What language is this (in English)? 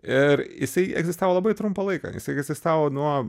Lithuanian